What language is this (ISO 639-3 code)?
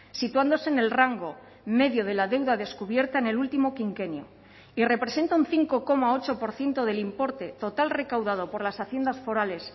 spa